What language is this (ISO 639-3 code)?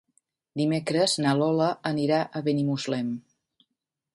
cat